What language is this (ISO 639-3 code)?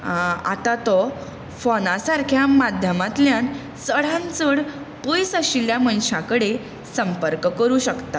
kok